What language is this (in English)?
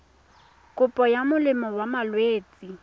Tswana